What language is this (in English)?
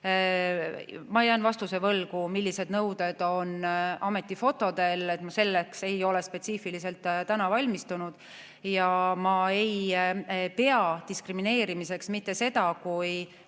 Estonian